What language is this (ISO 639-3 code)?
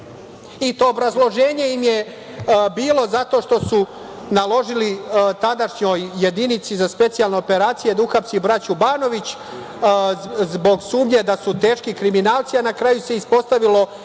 srp